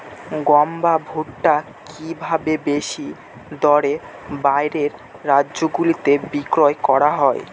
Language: Bangla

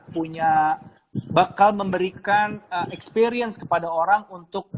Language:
Indonesian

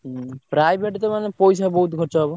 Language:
Odia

